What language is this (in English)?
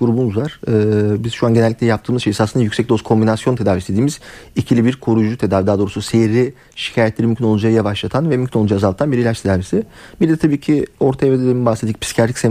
Turkish